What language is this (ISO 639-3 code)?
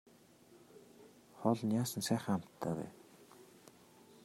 mon